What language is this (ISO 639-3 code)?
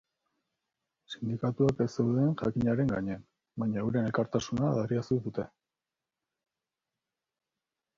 eus